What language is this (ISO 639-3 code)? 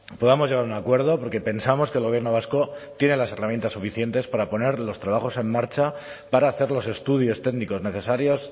spa